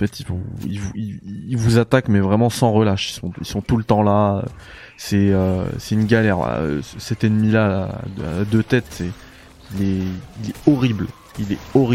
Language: French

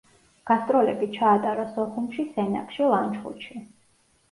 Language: Georgian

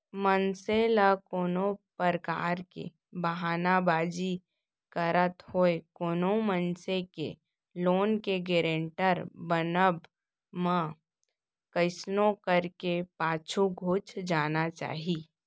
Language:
Chhattisgarhi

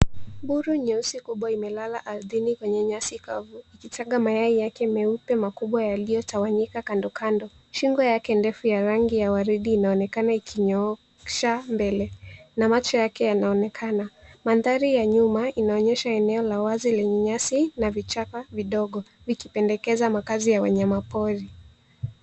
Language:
Swahili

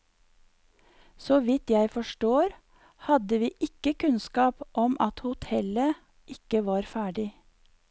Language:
Norwegian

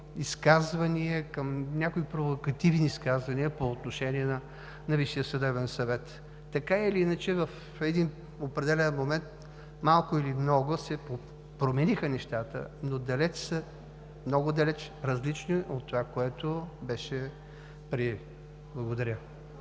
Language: Bulgarian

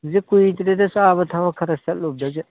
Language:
Manipuri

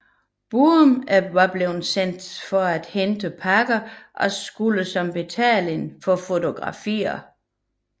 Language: Danish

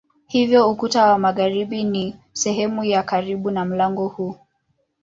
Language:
Swahili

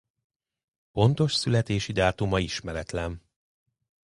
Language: Hungarian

